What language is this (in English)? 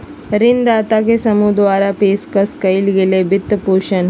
Magahi